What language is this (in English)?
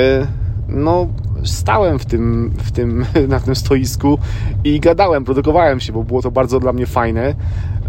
Polish